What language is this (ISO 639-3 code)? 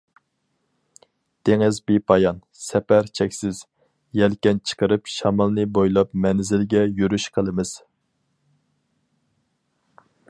uig